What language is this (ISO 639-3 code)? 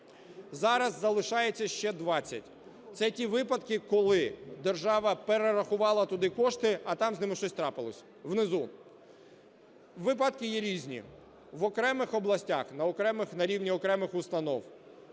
ukr